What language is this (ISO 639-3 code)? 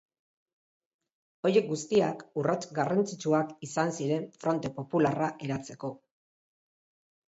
eus